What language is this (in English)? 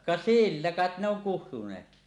Finnish